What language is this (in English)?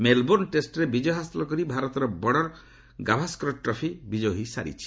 Odia